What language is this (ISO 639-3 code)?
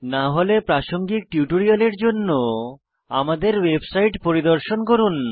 ben